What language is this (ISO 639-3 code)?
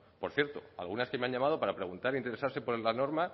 spa